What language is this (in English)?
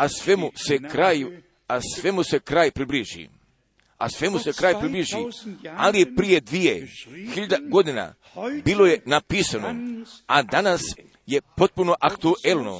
Croatian